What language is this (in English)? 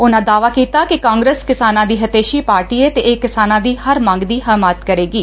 Punjabi